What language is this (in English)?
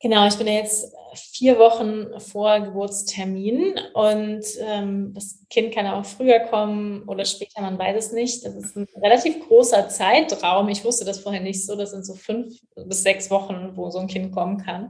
German